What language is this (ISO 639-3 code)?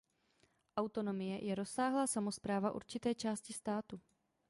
ces